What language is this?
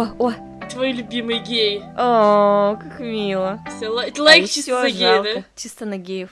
Russian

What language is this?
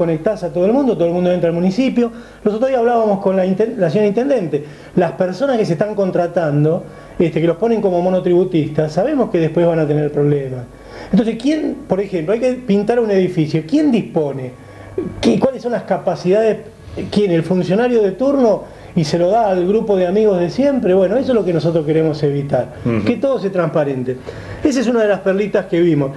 Spanish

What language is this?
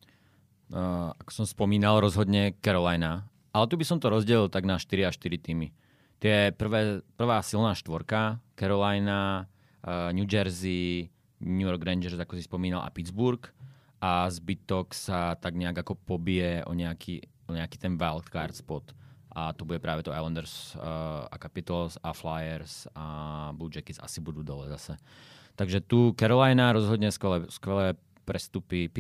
Slovak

